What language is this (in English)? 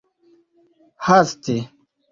Esperanto